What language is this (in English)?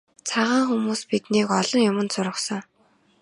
Mongolian